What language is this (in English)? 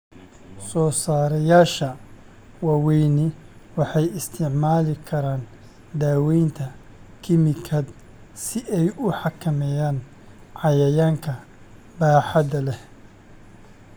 Somali